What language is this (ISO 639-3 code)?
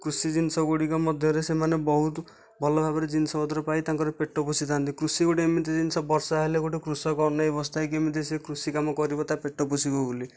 ori